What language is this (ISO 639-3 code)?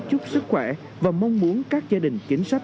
vie